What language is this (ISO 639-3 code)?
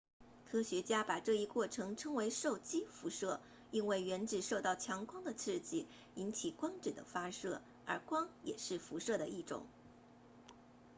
zho